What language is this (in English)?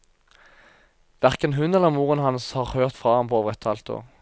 Norwegian